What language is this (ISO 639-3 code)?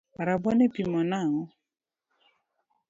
luo